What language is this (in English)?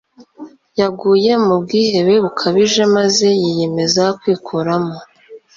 Kinyarwanda